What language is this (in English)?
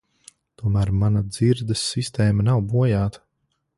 Latvian